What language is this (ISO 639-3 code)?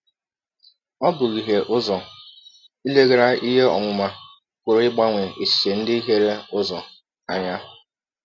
ibo